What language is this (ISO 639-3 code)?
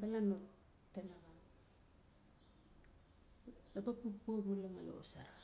ncf